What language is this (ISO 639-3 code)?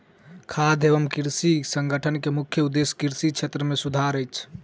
mai